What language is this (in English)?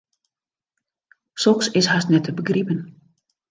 Western Frisian